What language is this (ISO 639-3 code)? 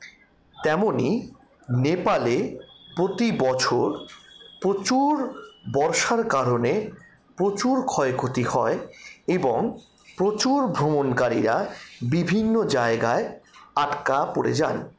ben